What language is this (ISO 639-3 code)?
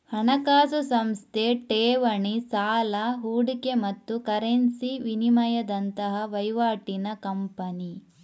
kan